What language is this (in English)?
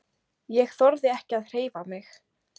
Icelandic